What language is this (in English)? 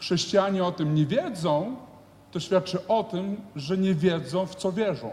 Polish